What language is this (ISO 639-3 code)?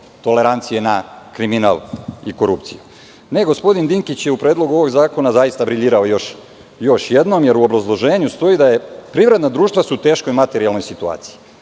srp